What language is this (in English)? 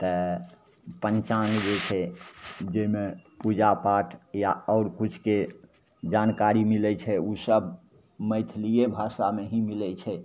Maithili